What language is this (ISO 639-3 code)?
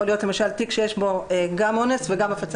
heb